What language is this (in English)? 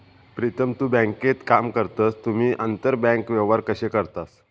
Marathi